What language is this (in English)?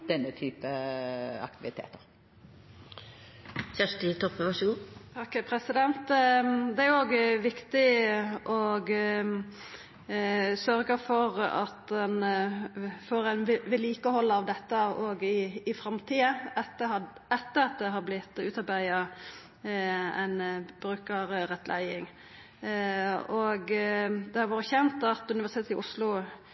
Norwegian